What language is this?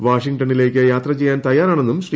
Malayalam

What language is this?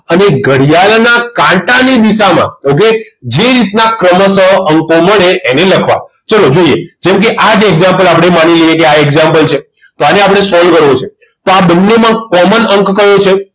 Gujarati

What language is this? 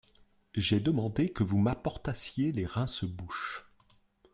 French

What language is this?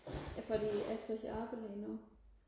Danish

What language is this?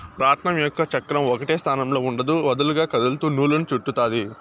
Telugu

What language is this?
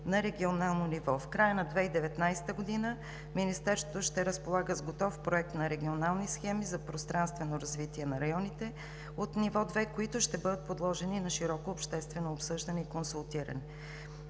Bulgarian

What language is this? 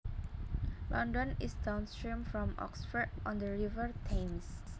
Javanese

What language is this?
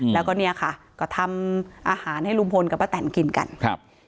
Thai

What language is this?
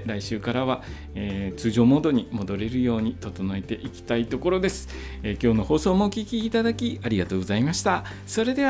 Japanese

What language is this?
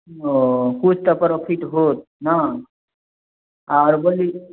Maithili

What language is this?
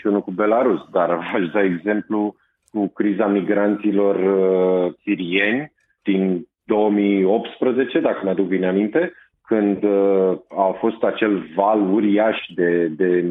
Romanian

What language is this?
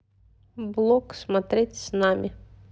Russian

